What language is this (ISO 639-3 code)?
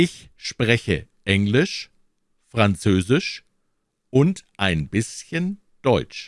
deu